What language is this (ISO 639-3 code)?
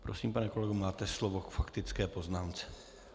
ces